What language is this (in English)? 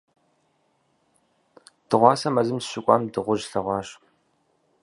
Kabardian